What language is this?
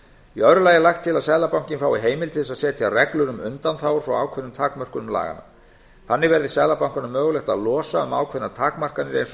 Icelandic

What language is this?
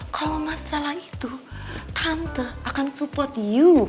Indonesian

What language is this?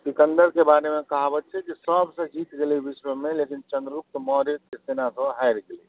Maithili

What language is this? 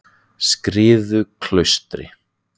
Icelandic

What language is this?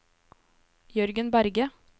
Norwegian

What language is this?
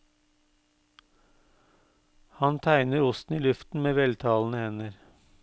Norwegian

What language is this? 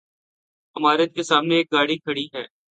Urdu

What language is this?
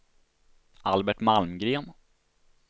Swedish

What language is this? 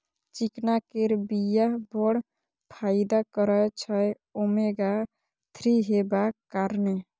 Maithili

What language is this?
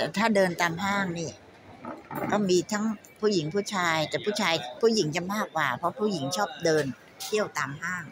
Thai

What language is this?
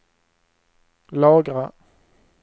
Swedish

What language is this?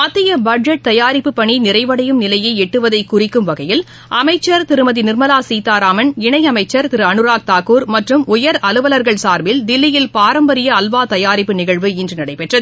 Tamil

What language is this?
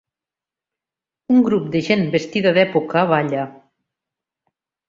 Catalan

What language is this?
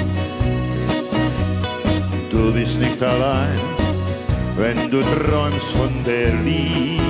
Dutch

